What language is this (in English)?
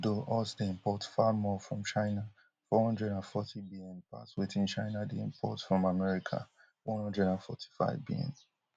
Nigerian Pidgin